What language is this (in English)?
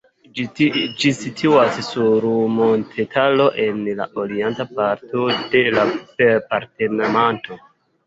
Esperanto